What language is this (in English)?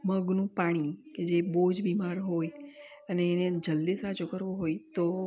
Gujarati